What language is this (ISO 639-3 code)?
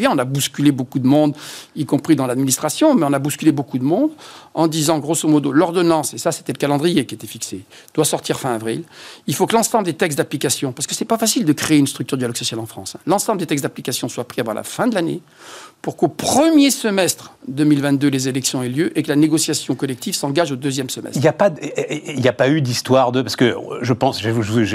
fra